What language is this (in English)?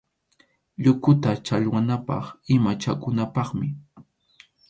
Arequipa-La Unión Quechua